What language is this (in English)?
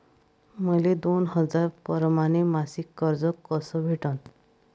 Marathi